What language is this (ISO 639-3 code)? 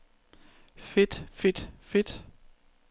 dan